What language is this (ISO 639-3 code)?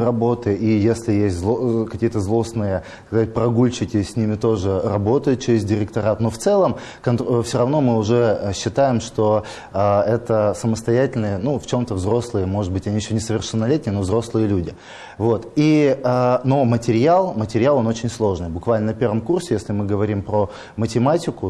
rus